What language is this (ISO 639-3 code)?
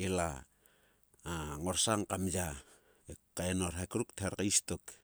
sua